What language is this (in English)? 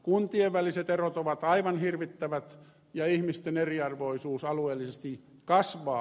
Finnish